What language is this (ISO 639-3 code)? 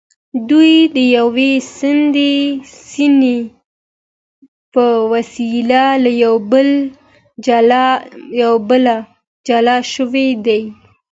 pus